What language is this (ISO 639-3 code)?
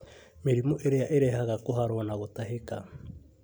kik